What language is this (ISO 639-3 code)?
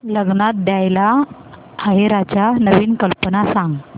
mar